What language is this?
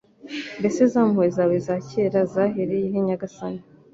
Kinyarwanda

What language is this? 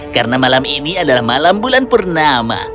Indonesian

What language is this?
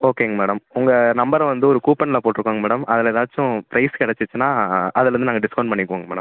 Tamil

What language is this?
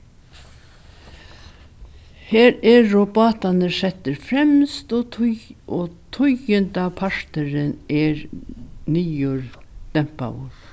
Faroese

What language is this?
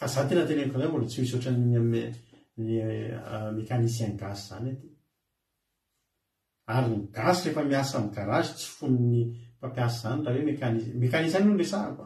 Italian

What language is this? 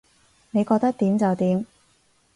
Cantonese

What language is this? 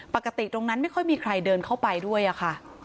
Thai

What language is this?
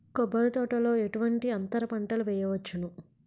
Telugu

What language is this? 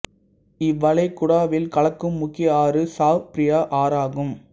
Tamil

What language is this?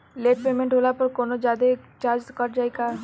Bhojpuri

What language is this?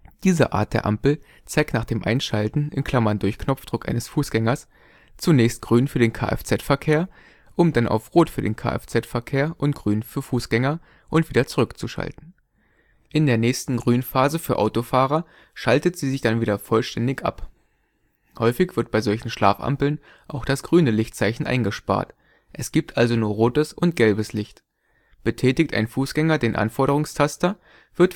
German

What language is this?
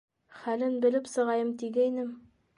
Bashkir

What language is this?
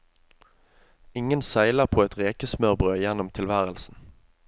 Norwegian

